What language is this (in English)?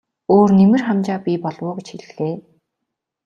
Mongolian